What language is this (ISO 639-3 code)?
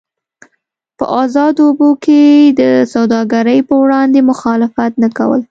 pus